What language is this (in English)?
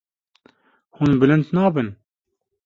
Kurdish